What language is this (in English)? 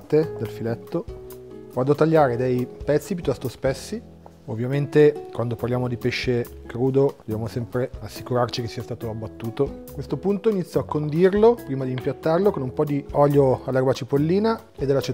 Italian